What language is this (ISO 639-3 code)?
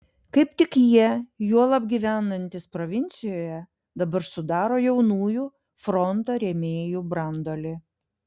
lit